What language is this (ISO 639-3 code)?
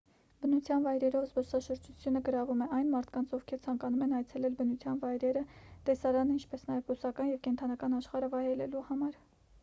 hye